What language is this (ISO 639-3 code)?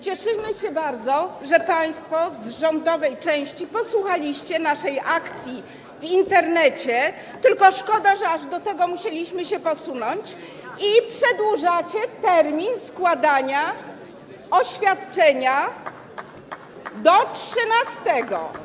pol